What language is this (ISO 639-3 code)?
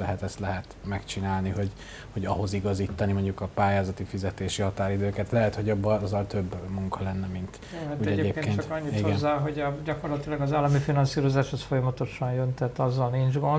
hun